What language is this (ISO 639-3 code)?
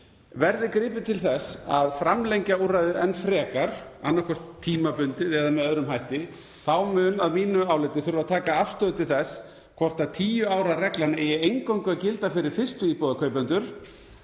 isl